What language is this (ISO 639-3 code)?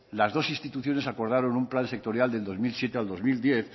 spa